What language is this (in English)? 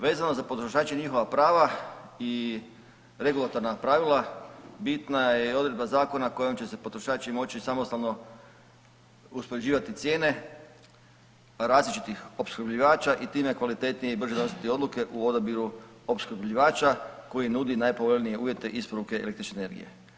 Croatian